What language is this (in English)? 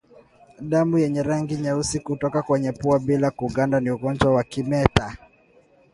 Swahili